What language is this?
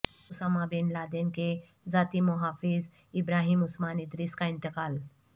Urdu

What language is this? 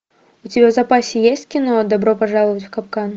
Russian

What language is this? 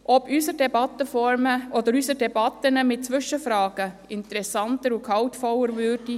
Swiss German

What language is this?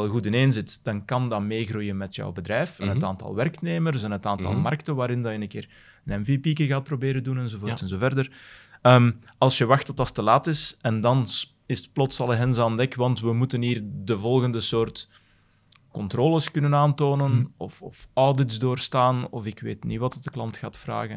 Dutch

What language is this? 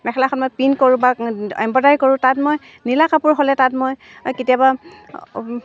Assamese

